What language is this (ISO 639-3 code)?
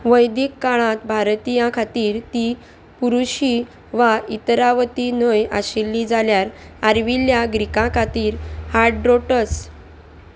kok